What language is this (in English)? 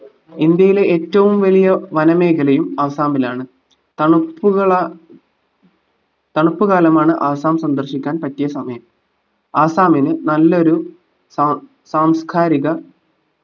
Malayalam